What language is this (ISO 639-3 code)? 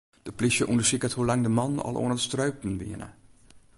fry